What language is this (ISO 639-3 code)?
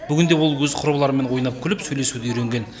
kaz